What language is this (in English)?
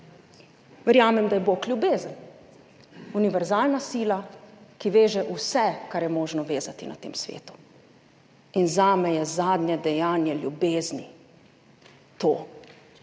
Slovenian